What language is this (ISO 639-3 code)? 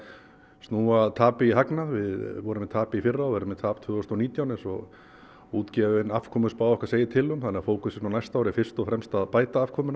isl